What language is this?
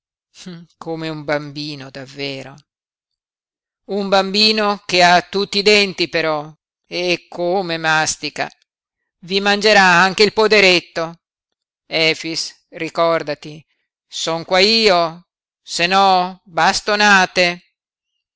Italian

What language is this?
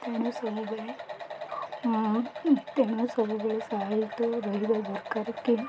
Odia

